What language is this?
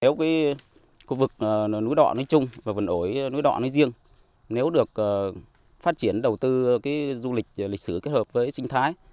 Vietnamese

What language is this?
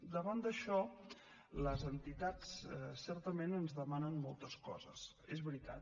Catalan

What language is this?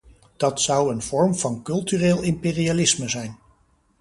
Dutch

